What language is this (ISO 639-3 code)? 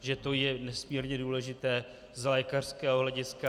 ces